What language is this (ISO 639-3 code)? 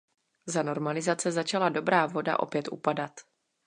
ces